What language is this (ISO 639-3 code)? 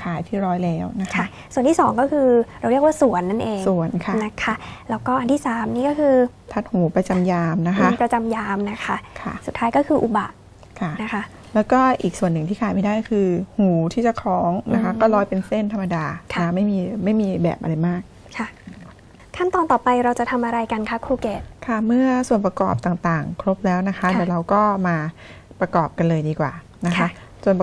tha